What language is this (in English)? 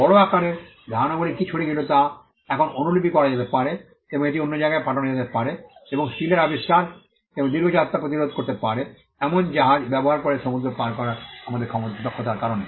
Bangla